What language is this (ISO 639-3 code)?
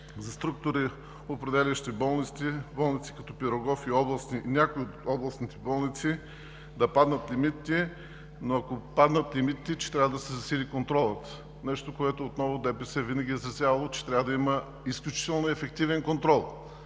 bul